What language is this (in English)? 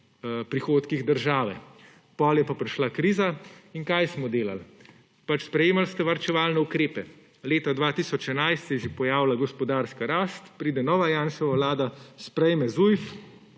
Slovenian